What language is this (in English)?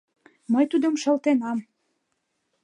Mari